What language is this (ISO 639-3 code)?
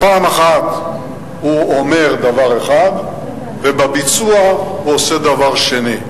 heb